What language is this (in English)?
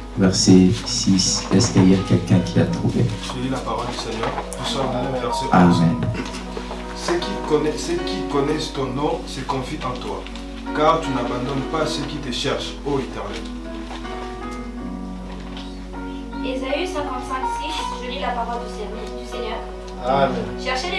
French